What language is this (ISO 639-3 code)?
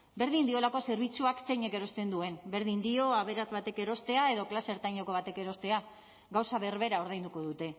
eus